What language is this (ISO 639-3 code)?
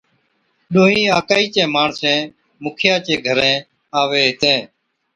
odk